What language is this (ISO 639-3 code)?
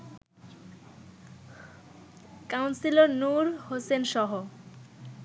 ben